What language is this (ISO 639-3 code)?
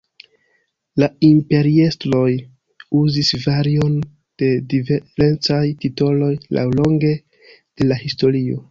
epo